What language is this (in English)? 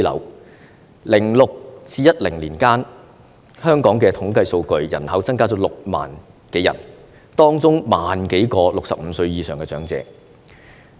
Cantonese